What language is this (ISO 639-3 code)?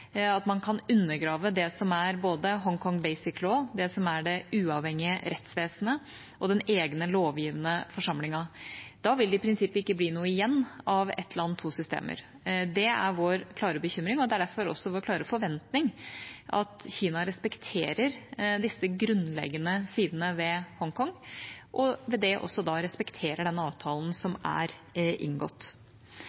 nob